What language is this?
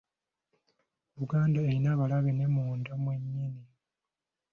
Ganda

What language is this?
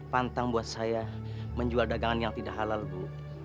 Indonesian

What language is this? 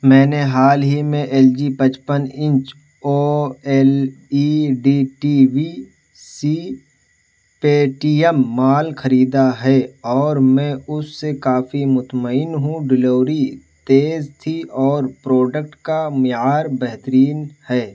Urdu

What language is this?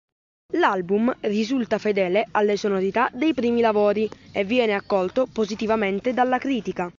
Italian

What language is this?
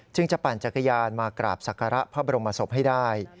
Thai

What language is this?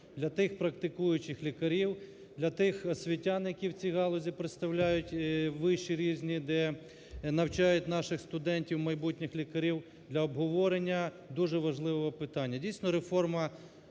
Ukrainian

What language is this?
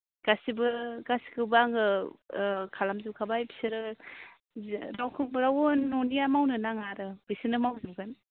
Bodo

